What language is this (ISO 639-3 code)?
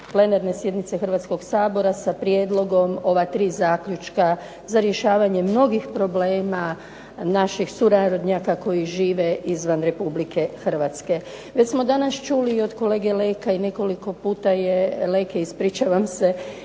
hrv